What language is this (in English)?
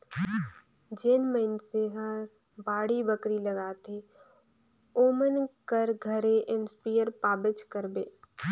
Chhattisgarhi